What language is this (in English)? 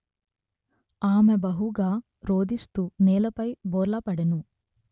Telugu